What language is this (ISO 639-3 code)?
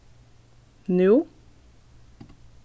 fao